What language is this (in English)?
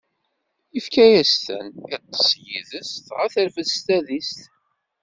Kabyle